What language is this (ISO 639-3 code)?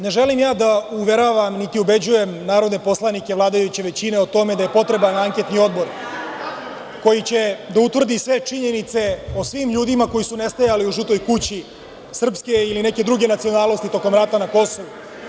srp